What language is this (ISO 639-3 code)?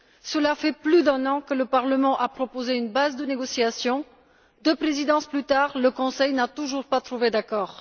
fra